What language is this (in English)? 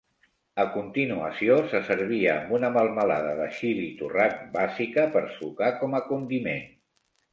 Catalan